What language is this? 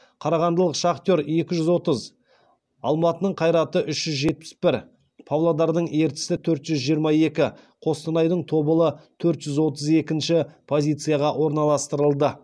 Kazakh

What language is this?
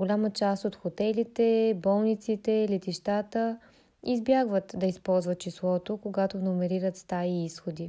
Bulgarian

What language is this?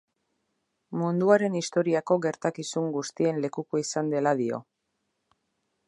Basque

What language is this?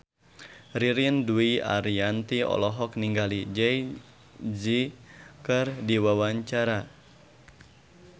Sundanese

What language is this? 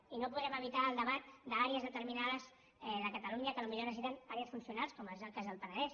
Catalan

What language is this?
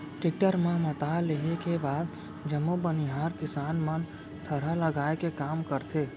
Chhattisgarhi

